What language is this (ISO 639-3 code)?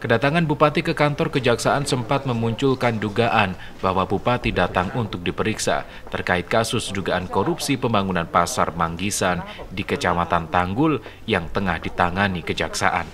ind